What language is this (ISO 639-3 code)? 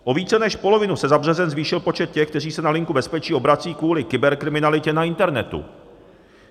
ces